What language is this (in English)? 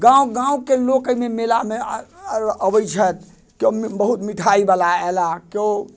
Maithili